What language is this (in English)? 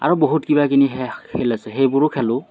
Assamese